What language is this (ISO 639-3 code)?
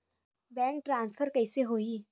hne